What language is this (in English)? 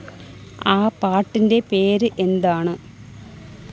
Malayalam